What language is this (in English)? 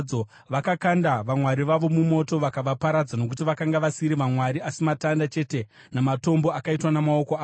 Shona